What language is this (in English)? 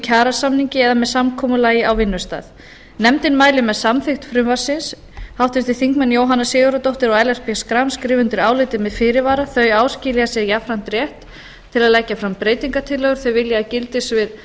Icelandic